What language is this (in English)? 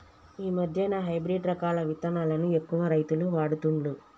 Telugu